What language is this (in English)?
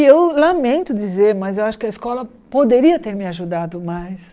Portuguese